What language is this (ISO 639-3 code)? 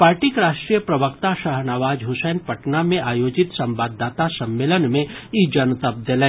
mai